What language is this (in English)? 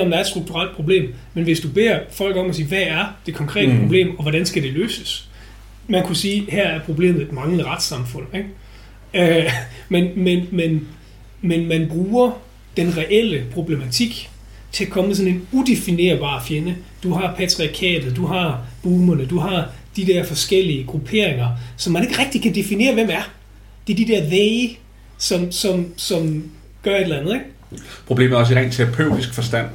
Danish